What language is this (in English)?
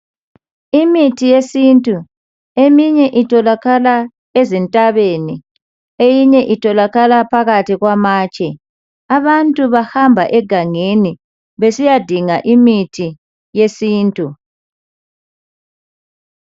North Ndebele